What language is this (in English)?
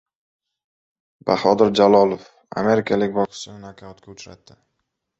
Uzbek